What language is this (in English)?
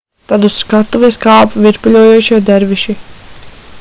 Latvian